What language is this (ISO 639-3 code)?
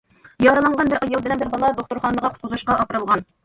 uig